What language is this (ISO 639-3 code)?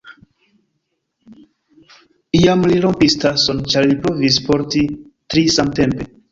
epo